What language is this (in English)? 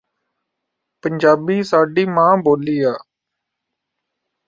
Punjabi